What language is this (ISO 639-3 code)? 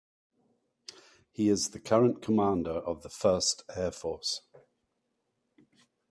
eng